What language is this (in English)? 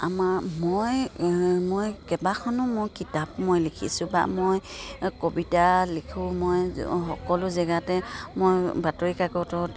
Assamese